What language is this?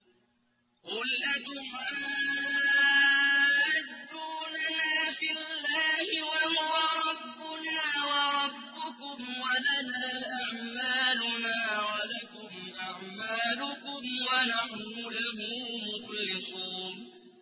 Arabic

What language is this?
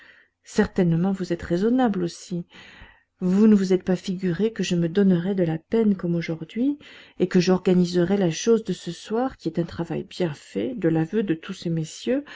French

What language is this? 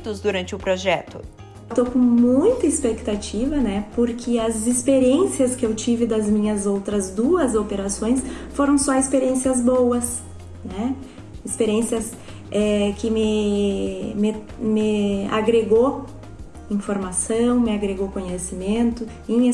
Portuguese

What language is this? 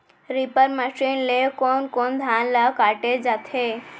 Chhattisgarhi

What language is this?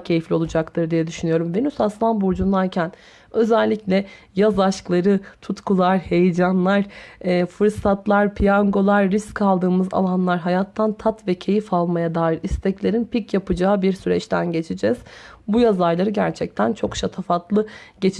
Turkish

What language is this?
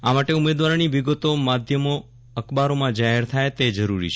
Gujarati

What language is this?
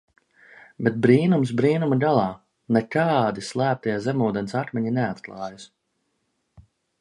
Latvian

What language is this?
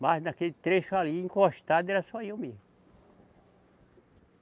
Portuguese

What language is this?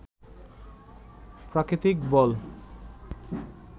Bangla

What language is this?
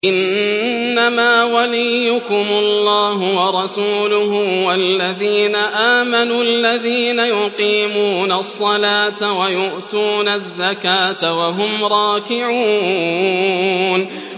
Arabic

